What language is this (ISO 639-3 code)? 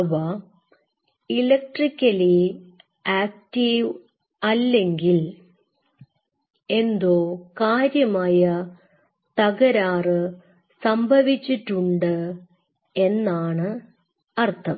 mal